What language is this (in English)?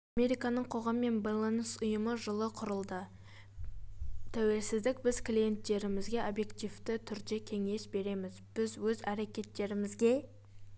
Kazakh